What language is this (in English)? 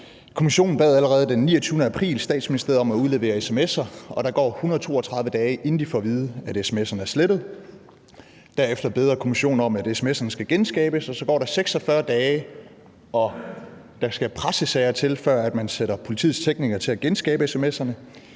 Danish